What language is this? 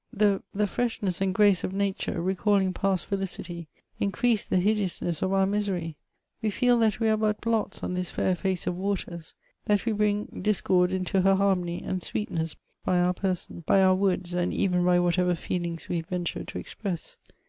English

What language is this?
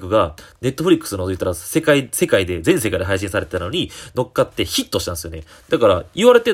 Japanese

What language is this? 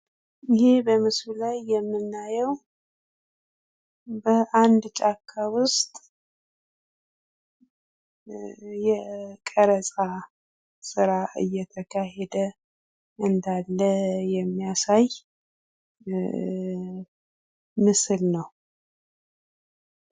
Amharic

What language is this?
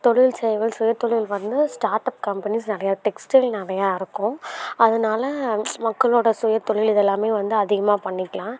Tamil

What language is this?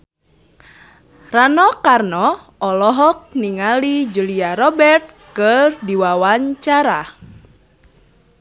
Sundanese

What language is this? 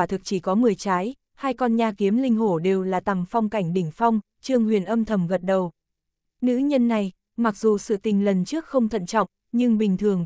Vietnamese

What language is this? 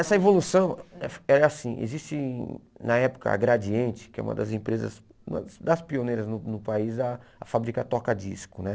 Portuguese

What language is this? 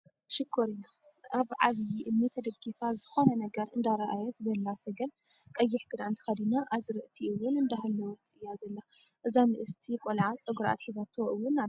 Tigrinya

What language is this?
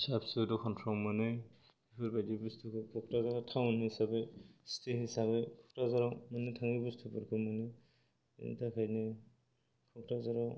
Bodo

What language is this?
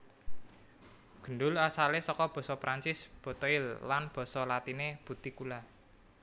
Javanese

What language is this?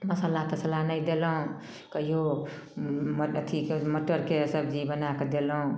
Maithili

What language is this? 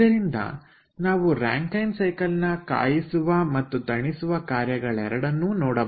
Kannada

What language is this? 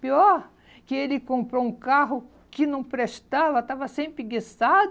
Portuguese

